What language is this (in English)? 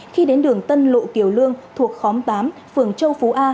Vietnamese